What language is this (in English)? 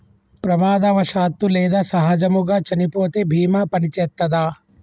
Telugu